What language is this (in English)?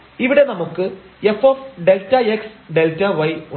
Malayalam